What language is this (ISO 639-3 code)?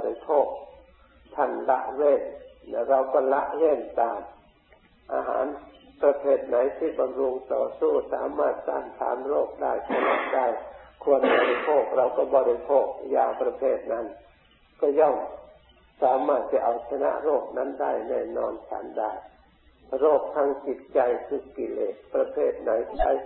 tha